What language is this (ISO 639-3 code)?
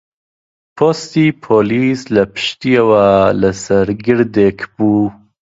ckb